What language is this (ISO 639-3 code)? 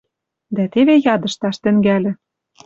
mrj